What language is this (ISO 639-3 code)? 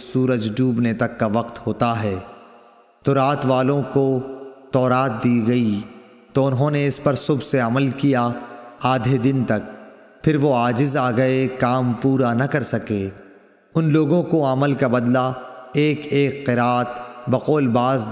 urd